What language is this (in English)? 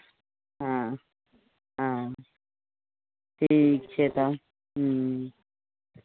Maithili